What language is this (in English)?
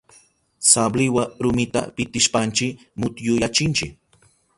Southern Pastaza Quechua